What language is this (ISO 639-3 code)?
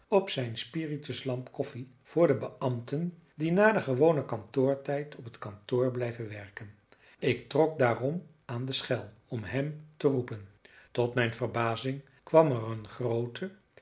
nld